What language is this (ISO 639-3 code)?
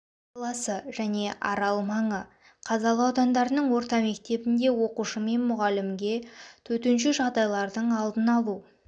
kaz